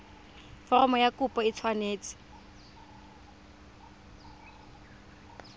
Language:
Tswana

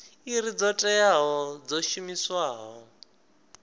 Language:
Venda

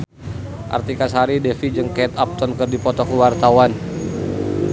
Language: Sundanese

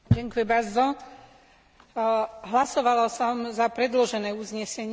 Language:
Slovak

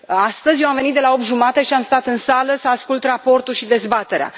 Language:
Romanian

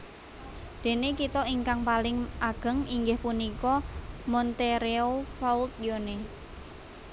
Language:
Javanese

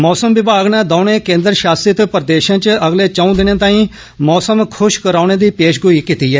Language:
Dogri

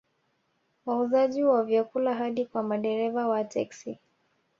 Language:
Swahili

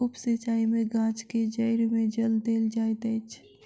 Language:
Maithili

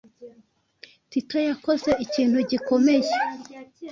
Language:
Kinyarwanda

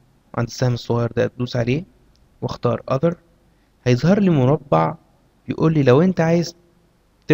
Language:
Arabic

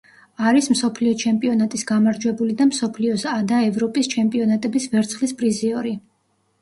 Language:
Georgian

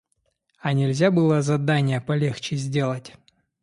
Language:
Russian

